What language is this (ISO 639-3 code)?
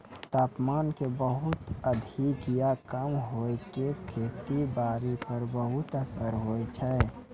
mai